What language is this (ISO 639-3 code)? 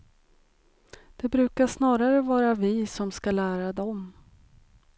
swe